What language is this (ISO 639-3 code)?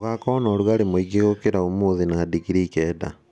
kik